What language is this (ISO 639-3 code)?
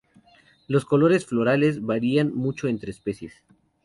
spa